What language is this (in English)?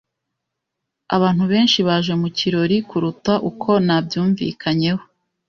Kinyarwanda